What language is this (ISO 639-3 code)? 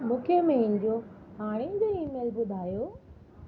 snd